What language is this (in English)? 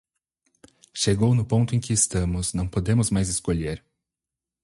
Portuguese